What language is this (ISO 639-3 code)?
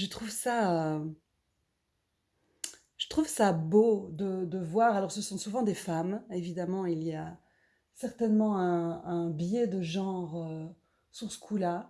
fra